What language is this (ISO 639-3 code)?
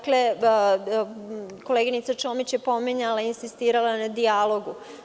srp